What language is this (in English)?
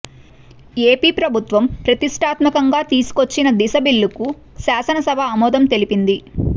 Telugu